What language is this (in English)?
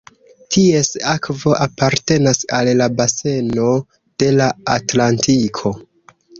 Esperanto